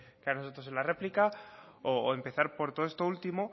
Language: Spanish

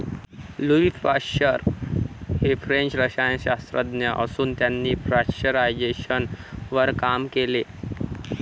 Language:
Marathi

